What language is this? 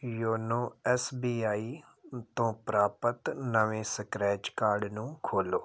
Punjabi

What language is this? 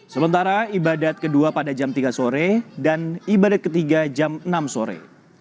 Indonesian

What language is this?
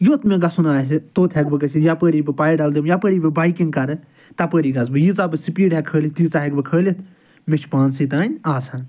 Kashmiri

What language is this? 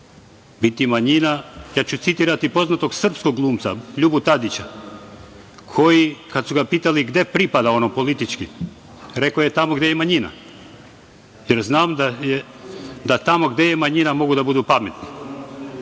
Serbian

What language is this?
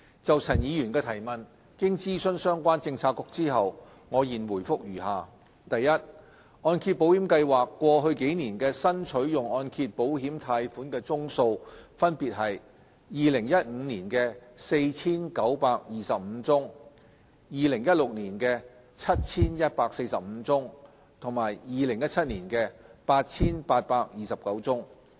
Cantonese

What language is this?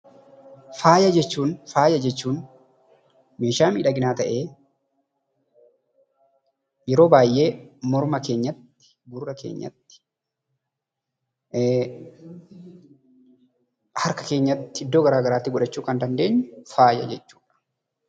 Oromo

